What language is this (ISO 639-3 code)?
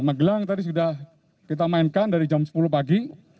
ind